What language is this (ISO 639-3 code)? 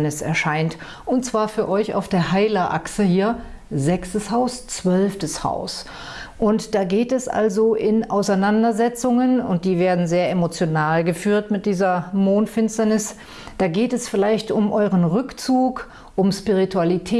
deu